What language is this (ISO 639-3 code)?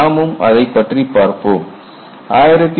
tam